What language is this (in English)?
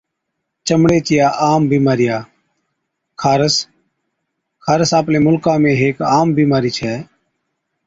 Od